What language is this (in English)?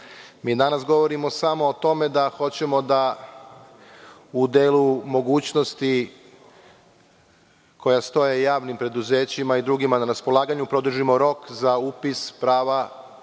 Serbian